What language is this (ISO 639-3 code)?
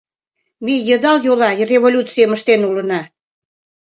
chm